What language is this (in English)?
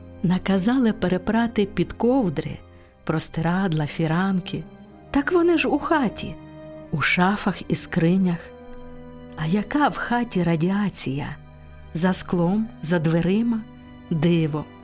Ukrainian